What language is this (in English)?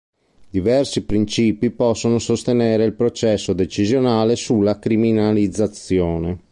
Italian